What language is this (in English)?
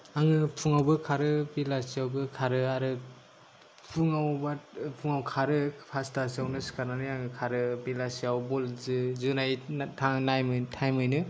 Bodo